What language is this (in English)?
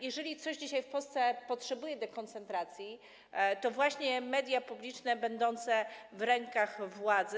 Polish